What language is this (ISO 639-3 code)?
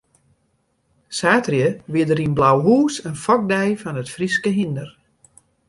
fry